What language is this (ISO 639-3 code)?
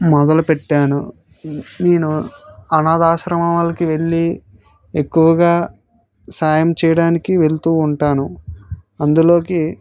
tel